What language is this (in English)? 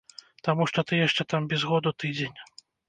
Belarusian